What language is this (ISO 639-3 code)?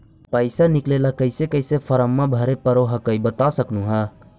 mag